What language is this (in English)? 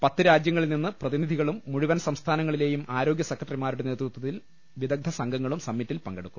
Malayalam